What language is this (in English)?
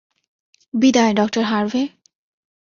Bangla